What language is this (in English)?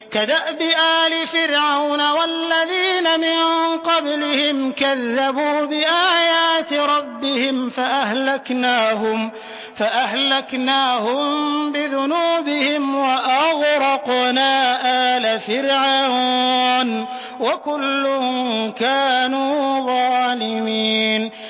Arabic